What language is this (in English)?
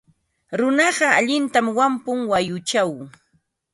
Ambo-Pasco Quechua